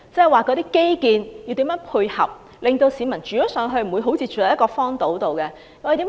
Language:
Cantonese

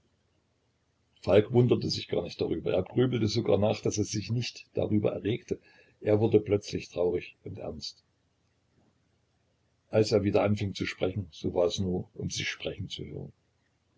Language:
German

